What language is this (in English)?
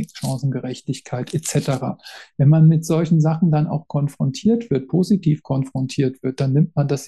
German